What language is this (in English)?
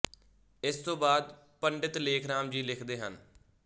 Punjabi